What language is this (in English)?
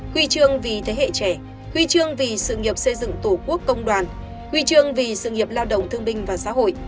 Vietnamese